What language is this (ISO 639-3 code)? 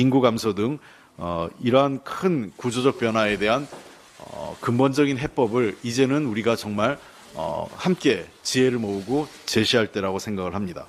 kor